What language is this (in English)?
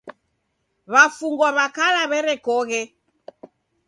Taita